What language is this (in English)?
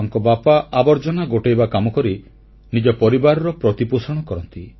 Odia